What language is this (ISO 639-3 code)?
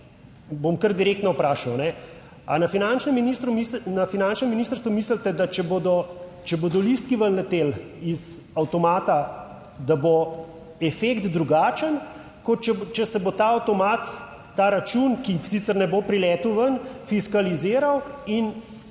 slv